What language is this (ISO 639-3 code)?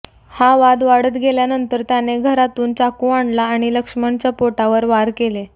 mar